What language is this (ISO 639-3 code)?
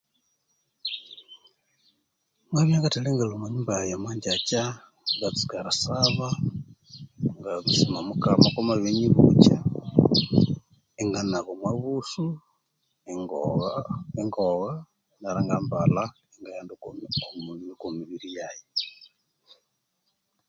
koo